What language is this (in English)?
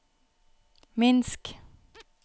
Norwegian